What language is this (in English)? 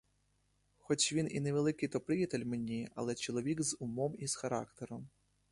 Ukrainian